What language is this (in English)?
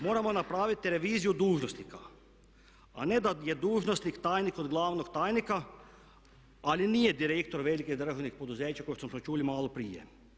Croatian